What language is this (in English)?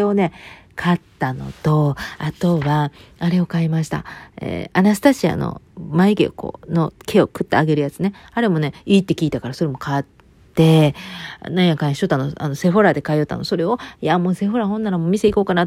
Japanese